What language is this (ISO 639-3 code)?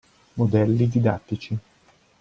ita